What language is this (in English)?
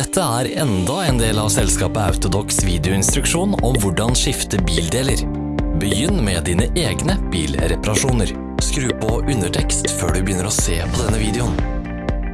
Norwegian